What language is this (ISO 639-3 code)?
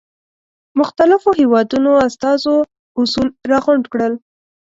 pus